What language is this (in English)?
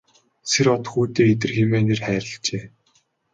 Mongolian